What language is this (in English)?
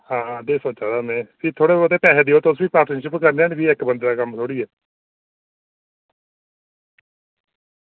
Dogri